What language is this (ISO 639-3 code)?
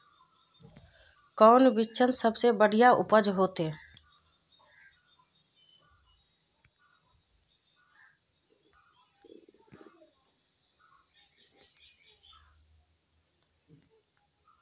mag